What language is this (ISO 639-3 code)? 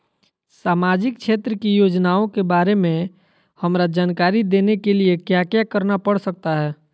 mag